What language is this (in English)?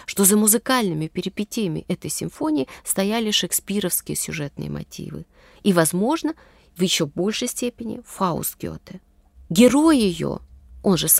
Russian